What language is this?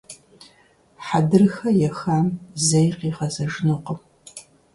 Kabardian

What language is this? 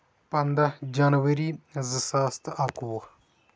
Kashmiri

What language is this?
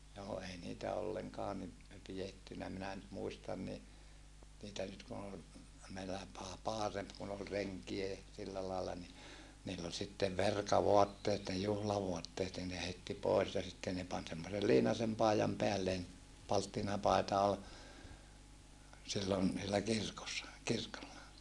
Finnish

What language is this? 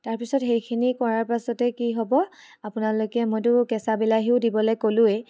Assamese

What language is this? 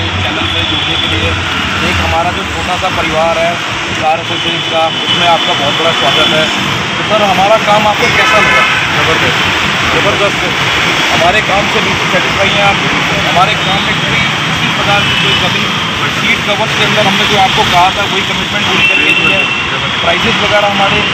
Hindi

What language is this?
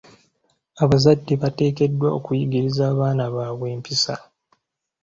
Ganda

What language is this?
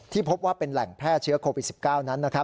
Thai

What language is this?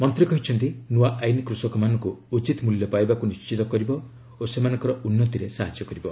Odia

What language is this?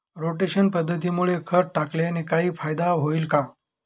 Marathi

